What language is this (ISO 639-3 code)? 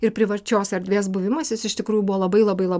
lit